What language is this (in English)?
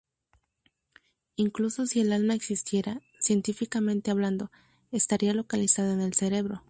Spanish